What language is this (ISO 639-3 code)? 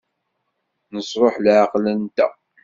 kab